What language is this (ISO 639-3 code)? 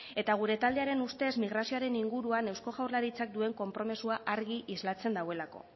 eus